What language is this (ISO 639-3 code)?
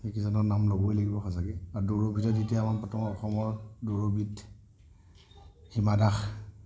asm